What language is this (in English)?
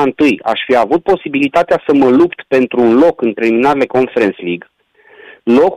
Romanian